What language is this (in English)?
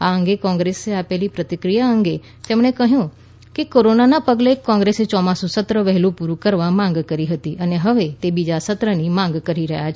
Gujarati